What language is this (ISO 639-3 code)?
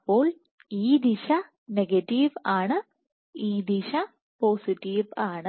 mal